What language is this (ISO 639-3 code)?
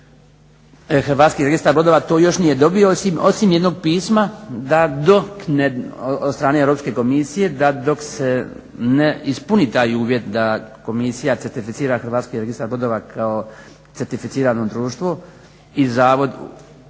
hrv